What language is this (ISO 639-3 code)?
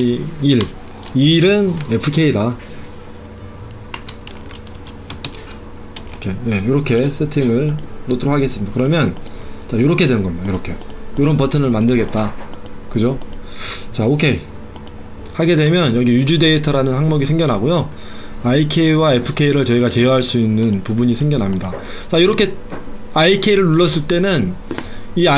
kor